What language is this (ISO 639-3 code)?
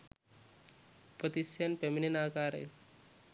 sin